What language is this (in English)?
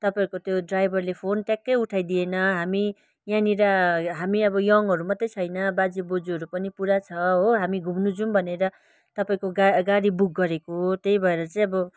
Nepali